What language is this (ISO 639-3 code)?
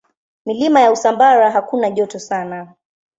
swa